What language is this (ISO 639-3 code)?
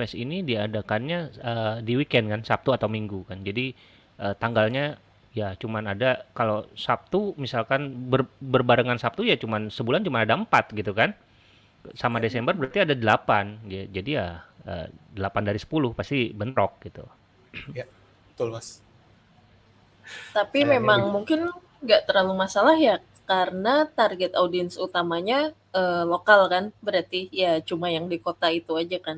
ind